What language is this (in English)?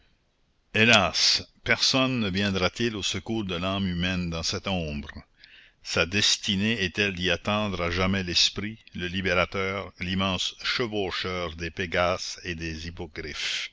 French